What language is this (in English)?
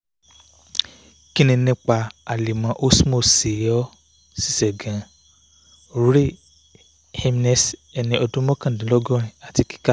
Yoruba